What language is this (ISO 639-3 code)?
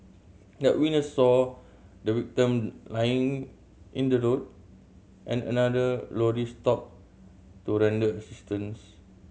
eng